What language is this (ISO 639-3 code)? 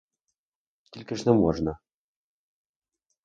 ukr